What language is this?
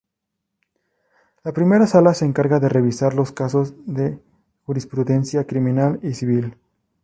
Spanish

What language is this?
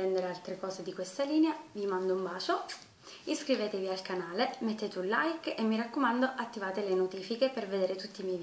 Italian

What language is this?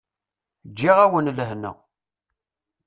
Kabyle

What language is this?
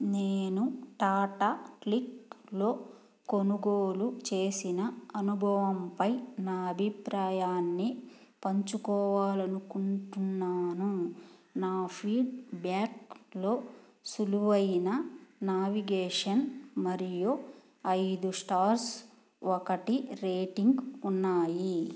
Telugu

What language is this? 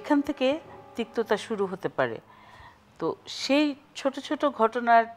Bangla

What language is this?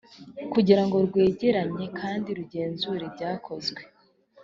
Kinyarwanda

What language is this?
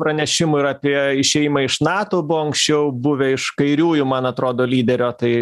Lithuanian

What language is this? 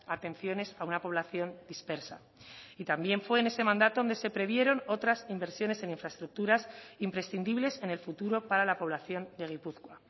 Spanish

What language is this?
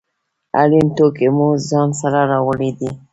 Pashto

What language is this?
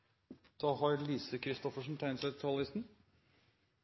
Norwegian Nynorsk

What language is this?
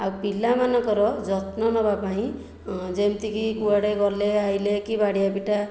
Odia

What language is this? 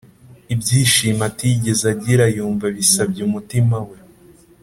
Kinyarwanda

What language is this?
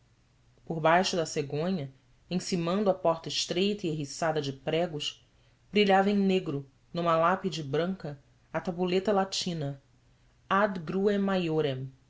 Portuguese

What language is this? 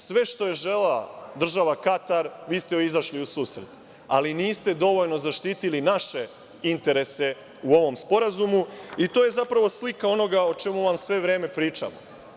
Serbian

